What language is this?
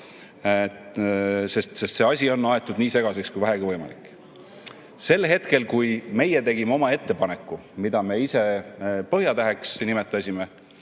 Estonian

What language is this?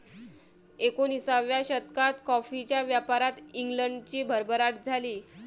Marathi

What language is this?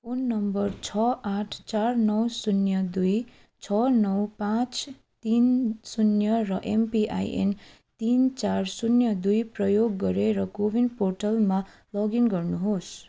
Nepali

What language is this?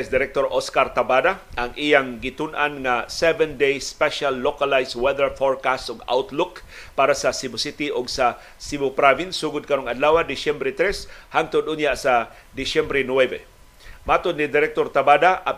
Filipino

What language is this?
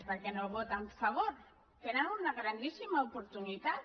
Catalan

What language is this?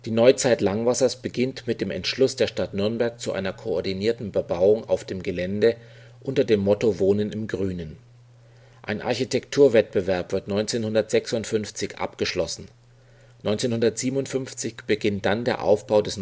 German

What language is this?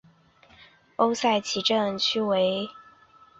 Chinese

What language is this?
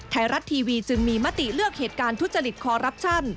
Thai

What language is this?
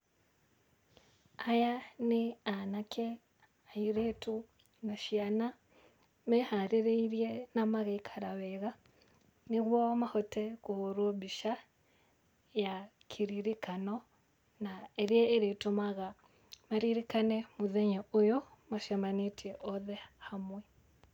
Kikuyu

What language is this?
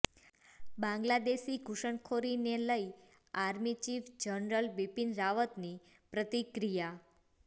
Gujarati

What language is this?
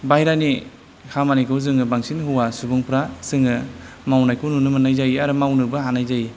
Bodo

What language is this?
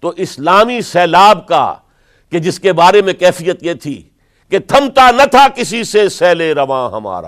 Urdu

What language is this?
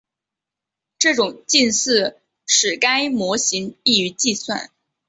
Chinese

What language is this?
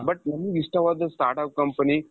Kannada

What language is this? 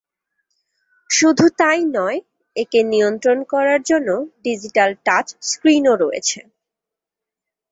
Bangla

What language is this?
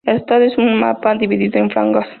Spanish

